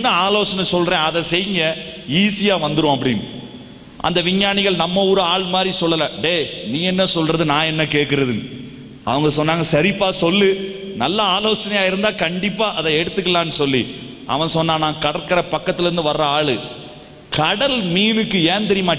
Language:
Tamil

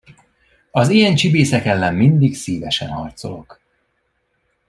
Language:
Hungarian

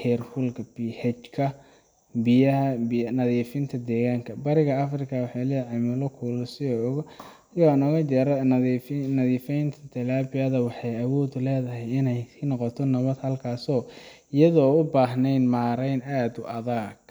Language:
Somali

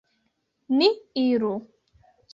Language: Esperanto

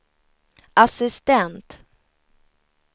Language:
Swedish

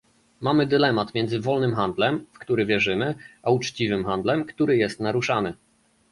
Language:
Polish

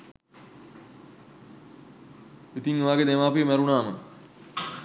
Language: Sinhala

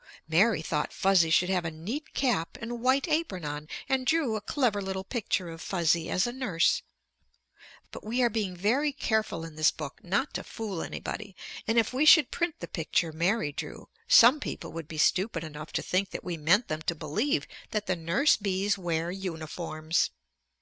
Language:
English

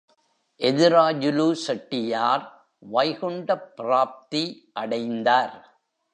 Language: Tamil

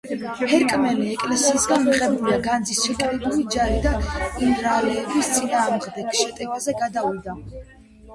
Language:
Georgian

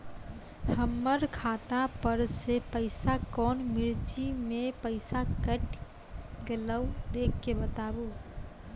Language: Maithili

